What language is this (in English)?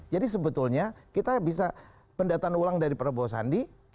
Indonesian